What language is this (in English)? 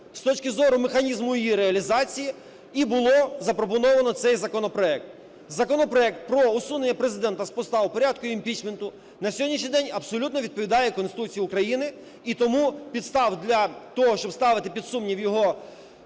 Ukrainian